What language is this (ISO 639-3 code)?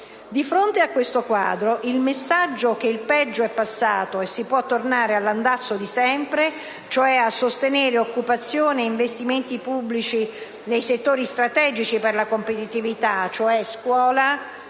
ita